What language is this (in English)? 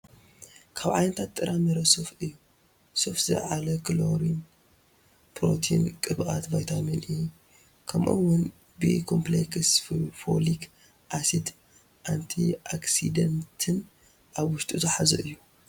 Tigrinya